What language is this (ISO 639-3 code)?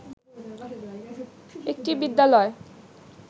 ben